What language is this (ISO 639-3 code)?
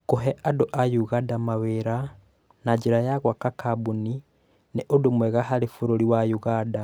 kik